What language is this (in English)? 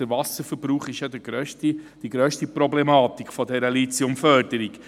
Swiss German